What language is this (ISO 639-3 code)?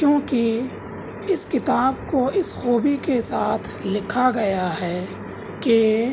urd